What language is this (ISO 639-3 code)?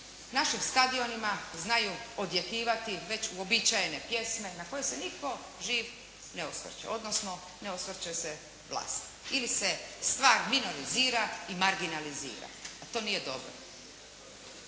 hrv